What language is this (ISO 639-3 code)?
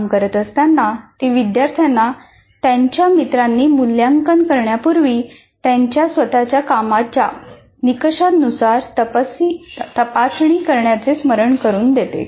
mar